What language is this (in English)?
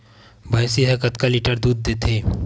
Chhattisgarhi